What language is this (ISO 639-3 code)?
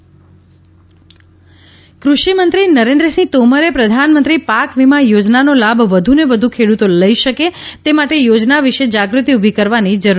guj